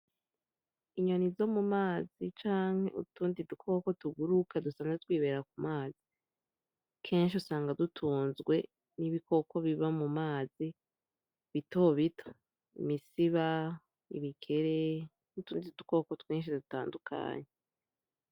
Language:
Rundi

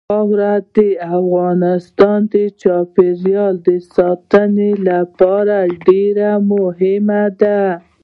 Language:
Pashto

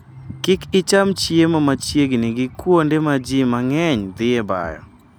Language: Luo (Kenya and Tanzania)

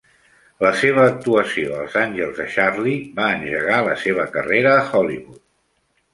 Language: Catalan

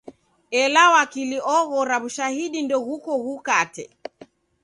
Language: Taita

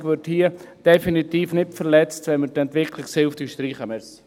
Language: Swiss German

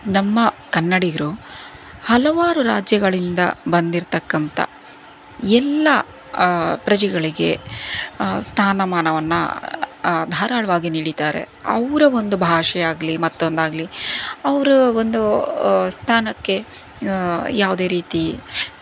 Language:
Kannada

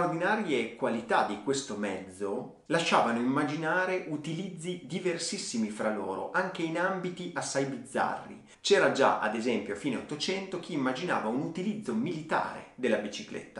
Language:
Italian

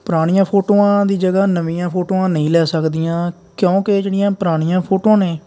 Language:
Punjabi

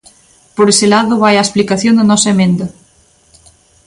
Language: Galician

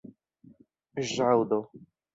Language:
Esperanto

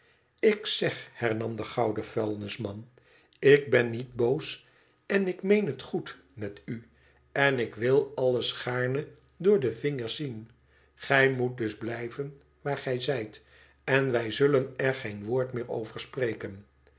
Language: Dutch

